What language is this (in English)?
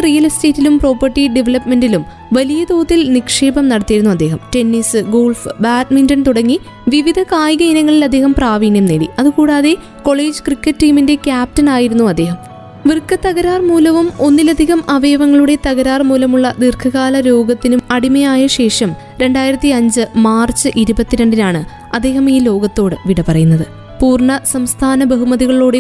Malayalam